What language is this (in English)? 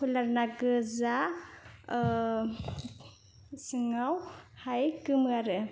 Bodo